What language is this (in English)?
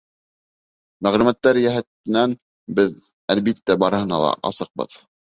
Bashkir